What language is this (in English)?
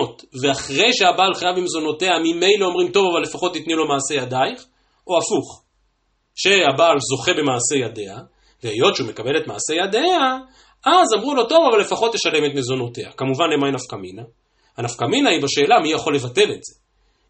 Hebrew